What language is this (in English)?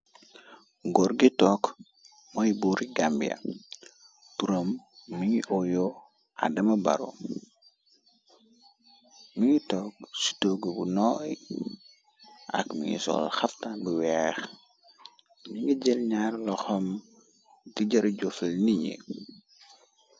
Wolof